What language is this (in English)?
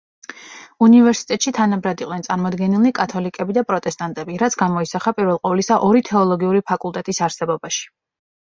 Georgian